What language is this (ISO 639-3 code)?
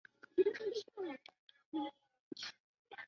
zho